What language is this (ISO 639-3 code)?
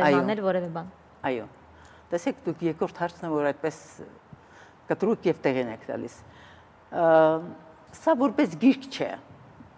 ron